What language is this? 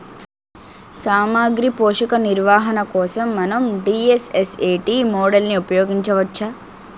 Telugu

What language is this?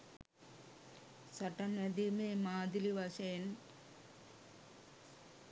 Sinhala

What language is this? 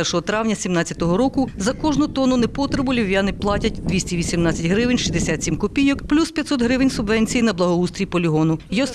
Ukrainian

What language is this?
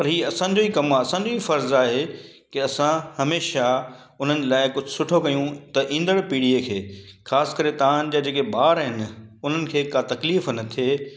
Sindhi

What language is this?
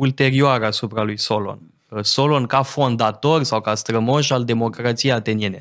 Romanian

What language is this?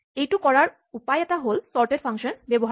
Assamese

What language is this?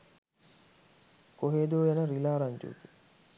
Sinhala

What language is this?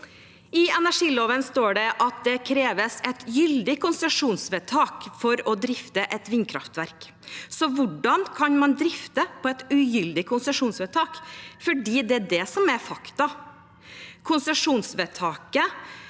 Norwegian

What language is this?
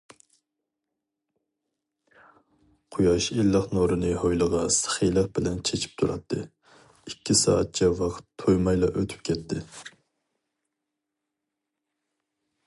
Uyghur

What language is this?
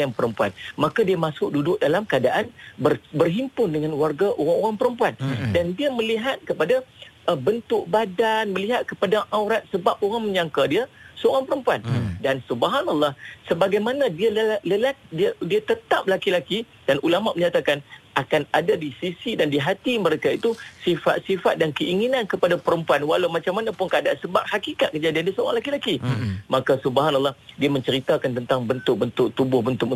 Malay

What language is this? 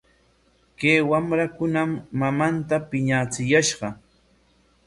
Corongo Ancash Quechua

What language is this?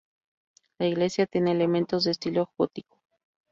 Spanish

